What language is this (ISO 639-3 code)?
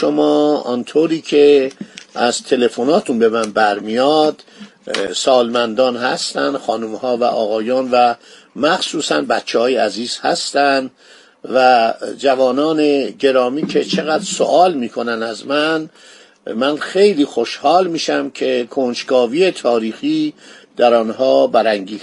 fas